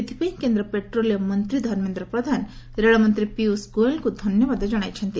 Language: Odia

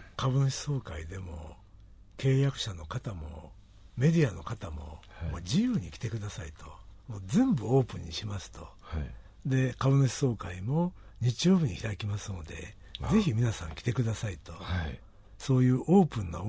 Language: Japanese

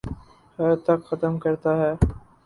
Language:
Urdu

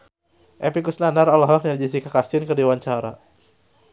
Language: Sundanese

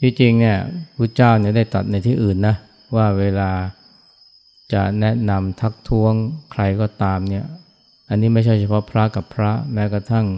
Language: Thai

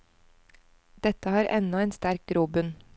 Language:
Norwegian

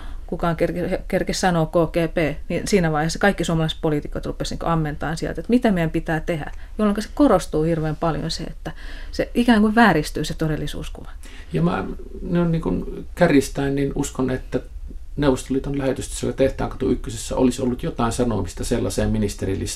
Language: Finnish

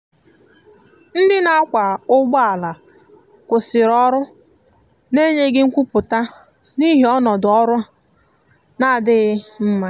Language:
Igbo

